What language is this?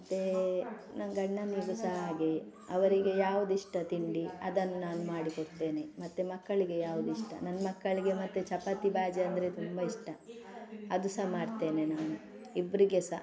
Kannada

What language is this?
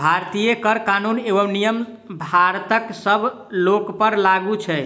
Maithili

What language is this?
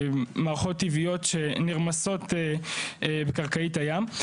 Hebrew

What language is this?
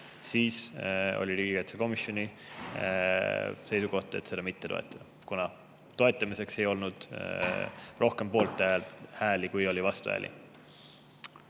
Estonian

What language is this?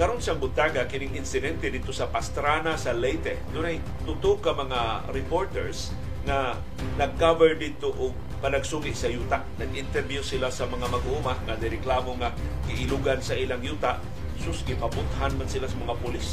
Filipino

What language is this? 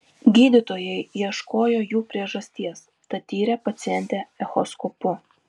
Lithuanian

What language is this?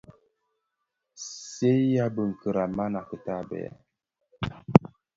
Bafia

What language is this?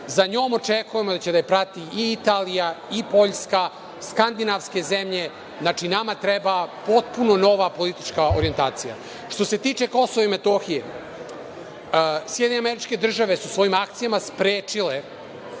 Serbian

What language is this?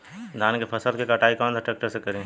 Bhojpuri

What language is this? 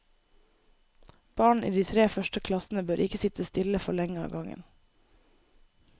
Norwegian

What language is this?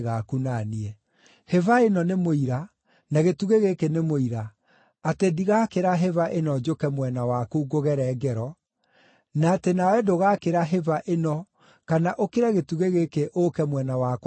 Kikuyu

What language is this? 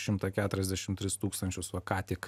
Lithuanian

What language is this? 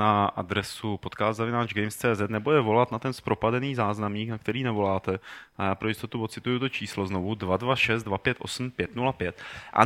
Czech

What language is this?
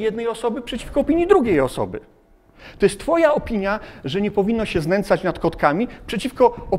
Polish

